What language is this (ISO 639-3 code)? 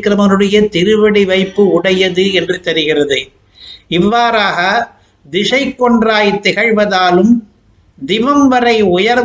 tam